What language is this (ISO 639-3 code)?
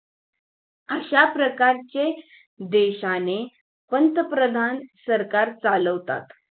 mar